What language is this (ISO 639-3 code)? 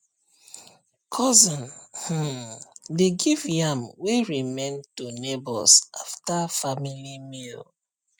pcm